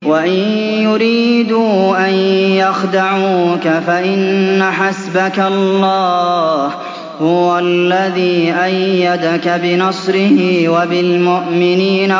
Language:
Arabic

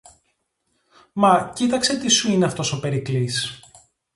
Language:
Greek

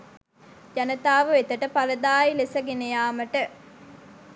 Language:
Sinhala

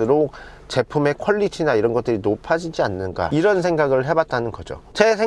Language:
Korean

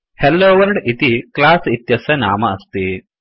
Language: Sanskrit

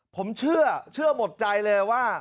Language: Thai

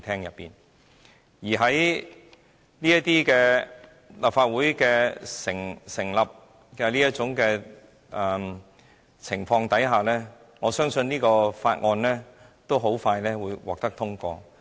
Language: Cantonese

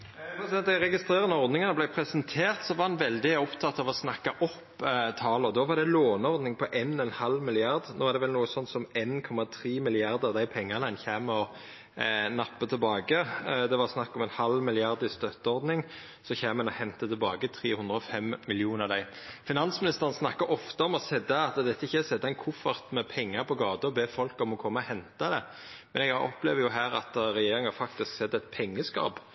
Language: Norwegian Nynorsk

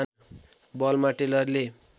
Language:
Nepali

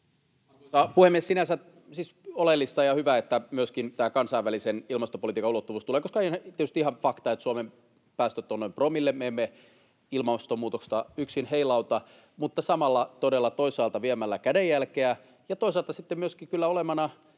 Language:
Finnish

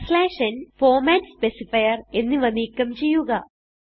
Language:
Malayalam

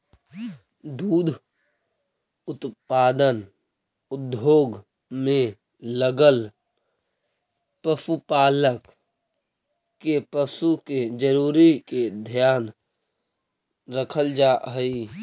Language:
Magahi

